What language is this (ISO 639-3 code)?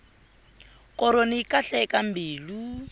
tso